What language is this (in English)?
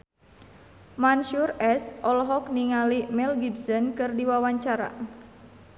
Sundanese